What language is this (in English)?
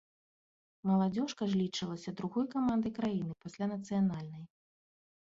Belarusian